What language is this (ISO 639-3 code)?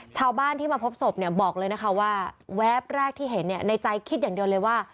tha